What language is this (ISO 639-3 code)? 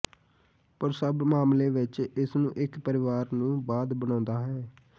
pan